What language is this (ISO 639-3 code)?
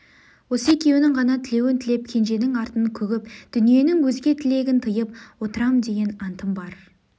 kaz